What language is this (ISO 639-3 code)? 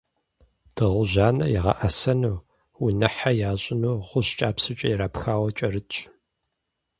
kbd